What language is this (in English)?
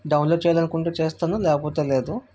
Telugu